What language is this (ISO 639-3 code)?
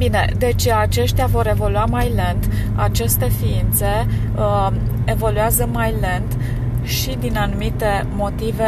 ron